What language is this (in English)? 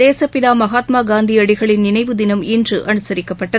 Tamil